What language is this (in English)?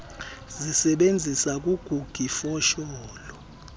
Xhosa